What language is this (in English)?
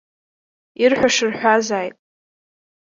Abkhazian